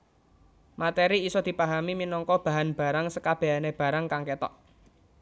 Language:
Javanese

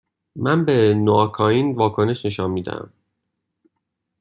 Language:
Persian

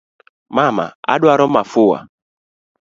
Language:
Luo (Kenya and Tanzania)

